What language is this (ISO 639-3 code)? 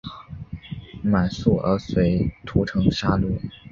zho